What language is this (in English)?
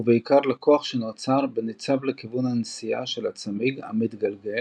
Hebrew